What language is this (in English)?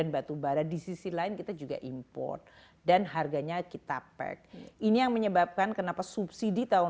Indonesian